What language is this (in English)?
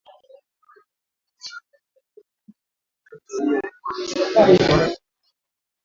Swahili